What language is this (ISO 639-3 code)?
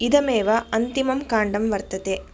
san